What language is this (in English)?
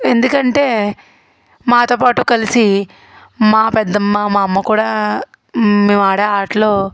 Telugu